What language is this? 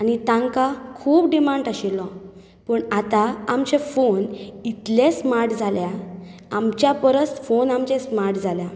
Konkani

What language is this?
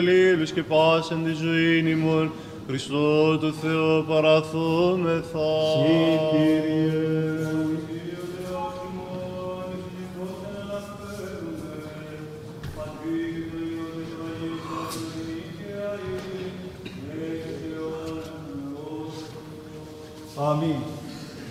Greek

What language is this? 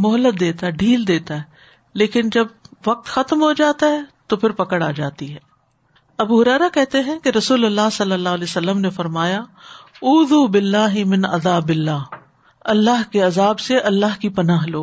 Urdu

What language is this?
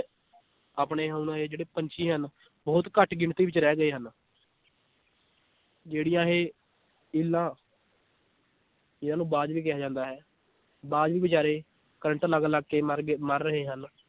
Punjabi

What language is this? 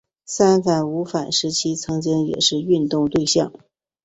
Chinese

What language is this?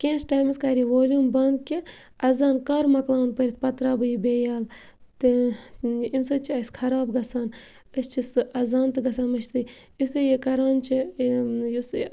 Kashmiri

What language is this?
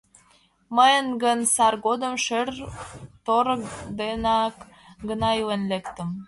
Mari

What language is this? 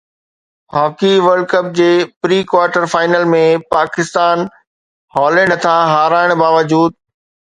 Sindhi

